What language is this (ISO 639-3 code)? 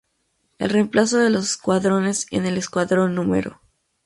spa